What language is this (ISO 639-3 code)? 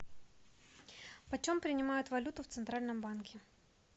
rus